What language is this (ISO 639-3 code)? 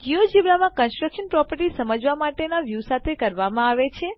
guj